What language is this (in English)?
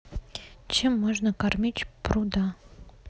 Russian